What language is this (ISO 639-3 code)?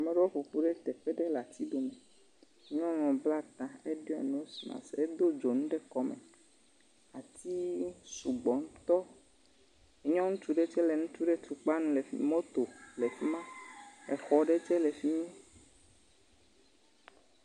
ewe